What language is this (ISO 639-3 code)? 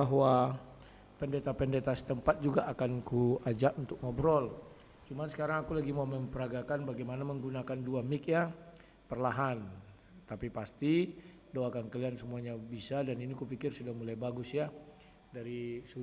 ind